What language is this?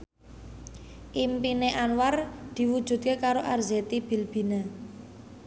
Javanese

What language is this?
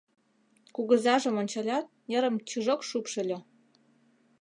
Mari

